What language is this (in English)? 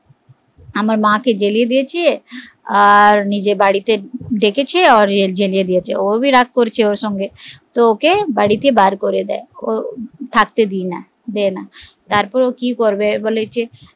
Bangla